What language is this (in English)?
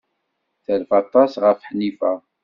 Kabyle